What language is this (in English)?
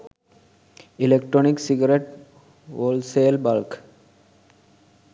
Sinhala